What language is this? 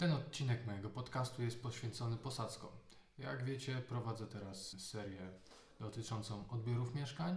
Polish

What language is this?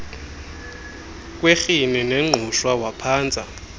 Xhosa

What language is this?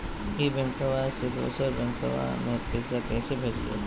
Magahi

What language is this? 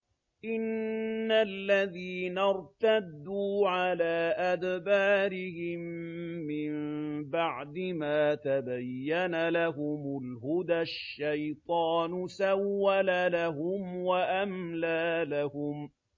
Arabic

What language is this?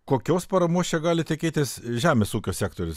Lithuanian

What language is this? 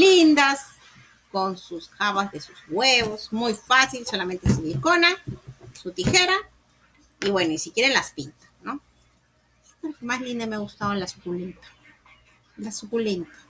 Spanish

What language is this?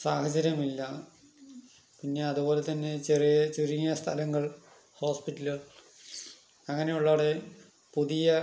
Malayalam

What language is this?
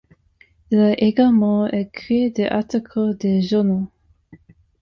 French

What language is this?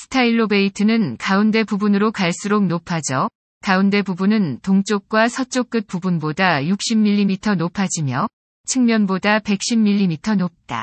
Korean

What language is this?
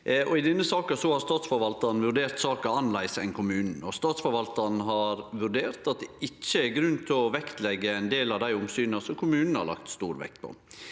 Norwegian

